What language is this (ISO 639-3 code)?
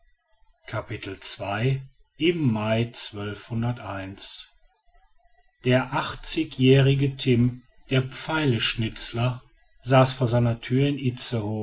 deu